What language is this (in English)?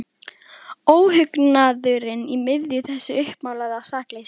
Icelandic